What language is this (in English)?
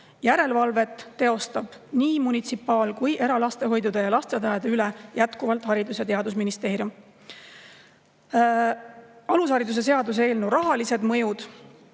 Estonian